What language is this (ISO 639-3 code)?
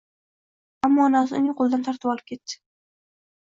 uzb